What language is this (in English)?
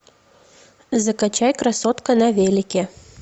Russian